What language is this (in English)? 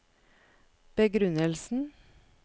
Norwegian